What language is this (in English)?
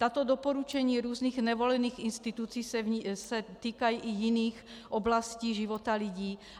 Czech